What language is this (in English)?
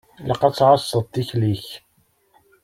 Kabyle